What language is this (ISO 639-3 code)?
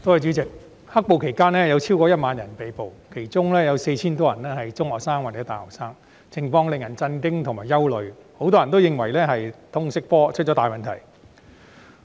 yue